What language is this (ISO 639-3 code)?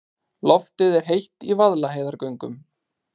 isl